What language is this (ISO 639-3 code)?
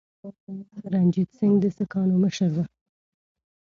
pus